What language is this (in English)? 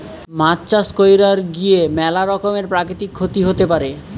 Bangla